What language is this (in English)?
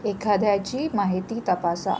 Marathi